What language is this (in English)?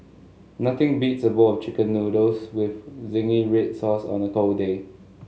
English